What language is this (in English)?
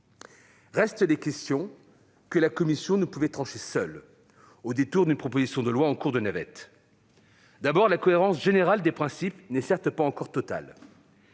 French